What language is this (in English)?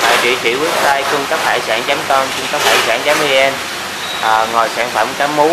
Vietnamese